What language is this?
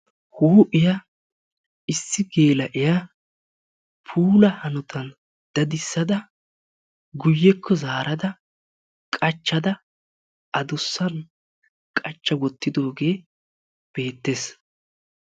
Wolaytta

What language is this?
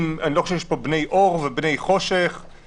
Hebrew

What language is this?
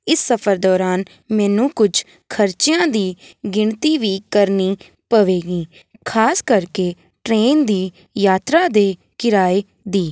Punjabi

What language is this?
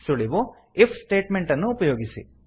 Kannada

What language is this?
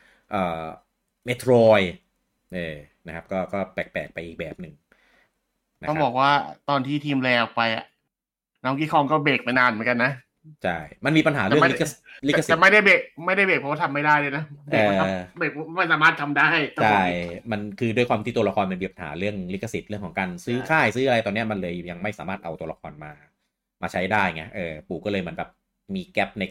Thai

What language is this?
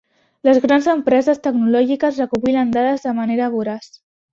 Catalan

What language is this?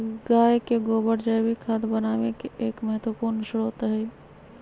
Magahi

